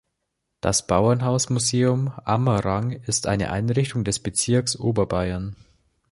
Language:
German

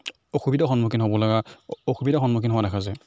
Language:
Assamese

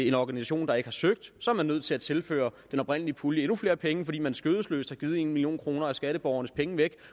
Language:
Danish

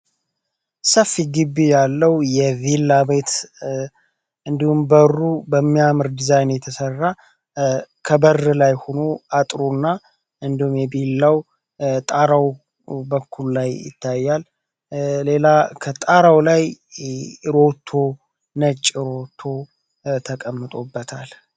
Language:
Amharic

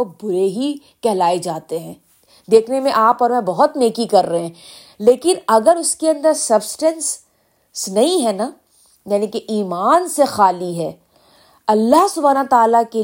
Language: Urdu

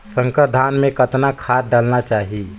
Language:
Chhattisgarhi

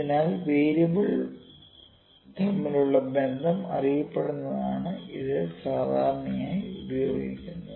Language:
Malayalam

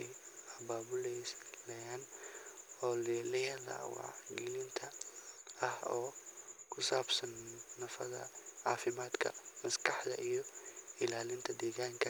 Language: Somali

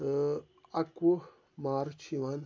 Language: Kashmiri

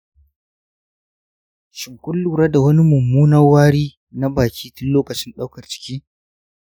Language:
Hausa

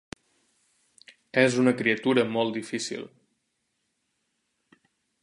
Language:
Catalan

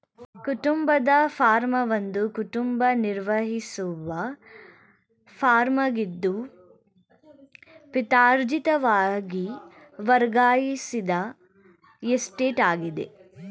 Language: Kannada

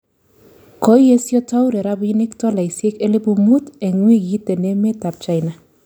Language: Kalenjin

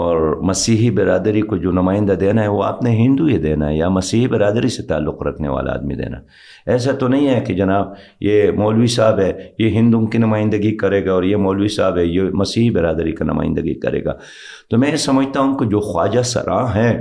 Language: Urdu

